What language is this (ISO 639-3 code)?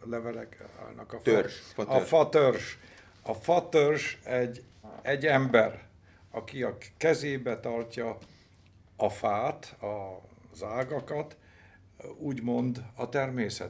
hun